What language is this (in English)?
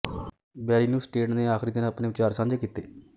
Punjabi